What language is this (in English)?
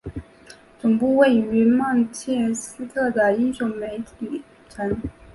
Chinese